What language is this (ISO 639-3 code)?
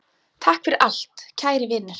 isl